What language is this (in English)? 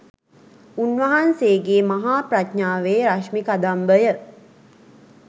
Sinhala